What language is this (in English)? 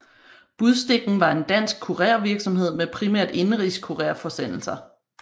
Danish